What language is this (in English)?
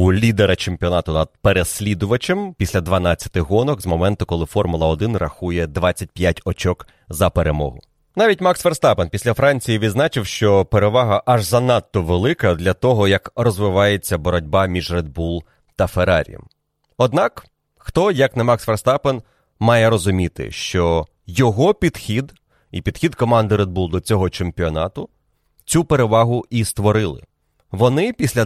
Ukrainian